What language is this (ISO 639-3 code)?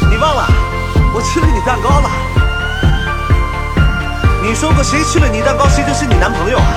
zho